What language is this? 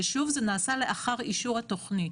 Hebrew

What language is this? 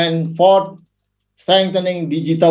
Indonesian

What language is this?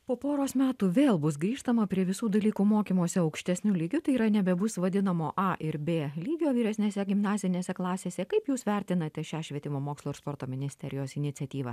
Lithuanian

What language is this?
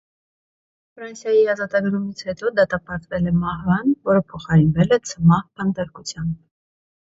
Armenian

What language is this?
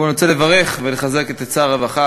Hebrew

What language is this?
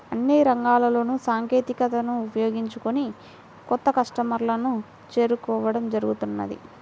Telugu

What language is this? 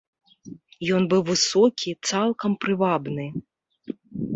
Belarusian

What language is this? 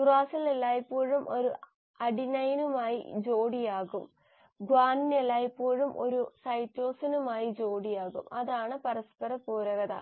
Malayalam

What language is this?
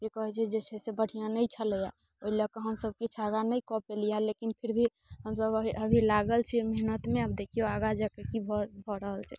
Maithili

